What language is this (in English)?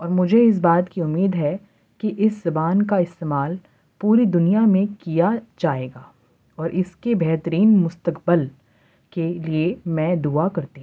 Urdu